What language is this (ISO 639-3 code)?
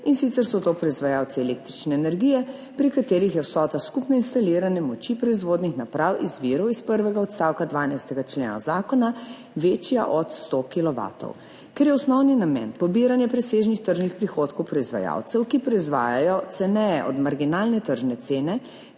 slv